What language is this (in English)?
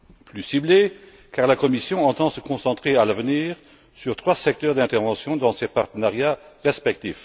French